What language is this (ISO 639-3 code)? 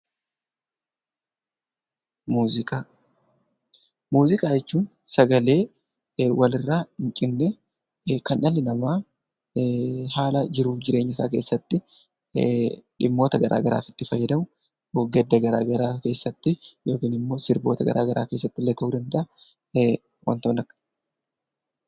orm